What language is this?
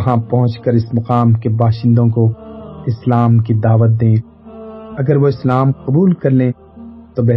Urdu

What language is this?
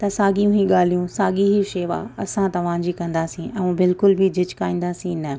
Sindhi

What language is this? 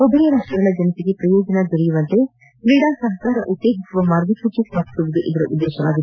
Kannada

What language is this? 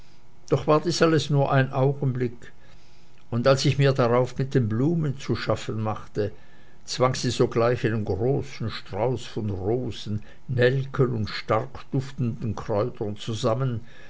German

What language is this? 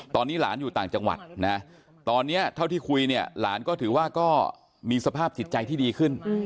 Thai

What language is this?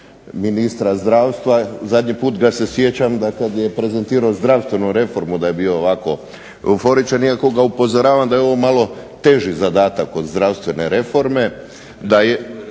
Croatian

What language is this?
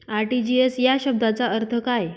Marathi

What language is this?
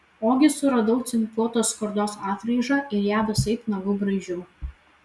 Lithuanian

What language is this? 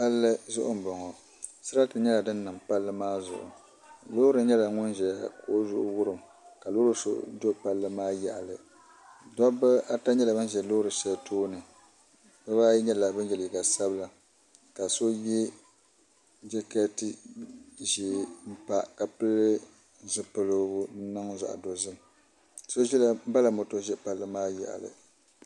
Dagbani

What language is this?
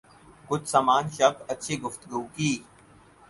Urdu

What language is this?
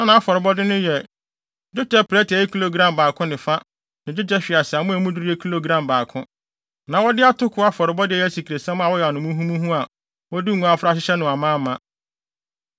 Akan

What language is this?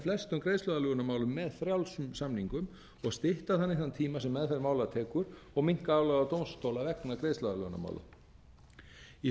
Icelandic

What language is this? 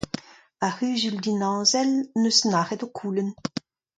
Breton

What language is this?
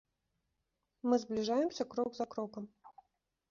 Belarusian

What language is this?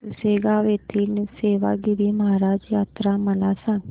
Marathi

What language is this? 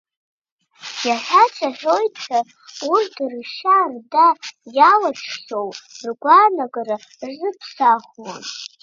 Abkhazian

